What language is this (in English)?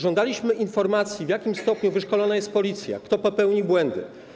Polish